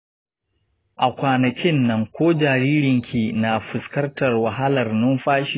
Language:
Hausa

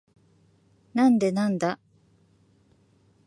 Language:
Japanese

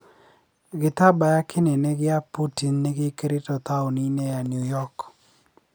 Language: Kikuyu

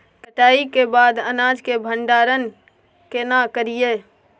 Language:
Maithili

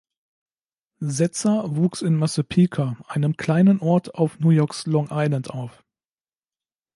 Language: German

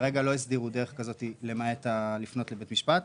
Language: Hebrew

